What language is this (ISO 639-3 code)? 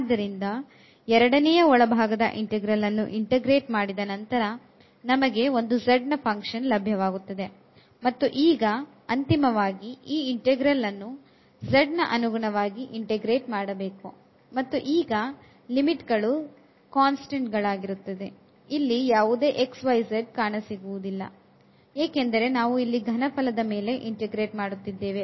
kan